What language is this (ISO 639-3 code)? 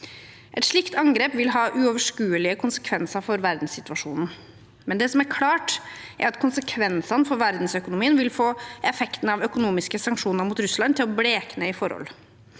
nor